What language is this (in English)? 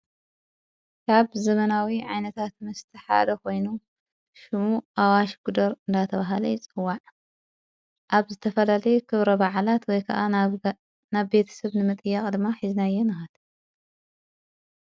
Tigrinya